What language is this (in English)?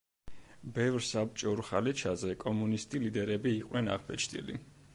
Georgian